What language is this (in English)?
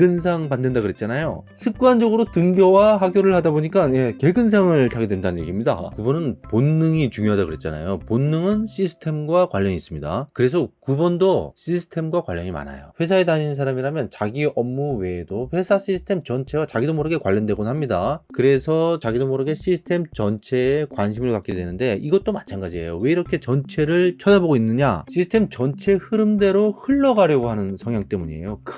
Korean